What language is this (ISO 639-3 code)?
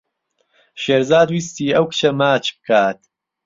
ckb